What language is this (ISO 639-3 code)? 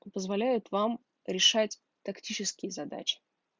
rus